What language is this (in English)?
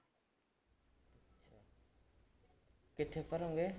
Punjabi